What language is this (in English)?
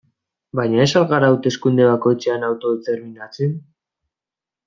Basque